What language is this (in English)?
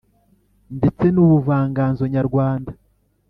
Kinyarwanda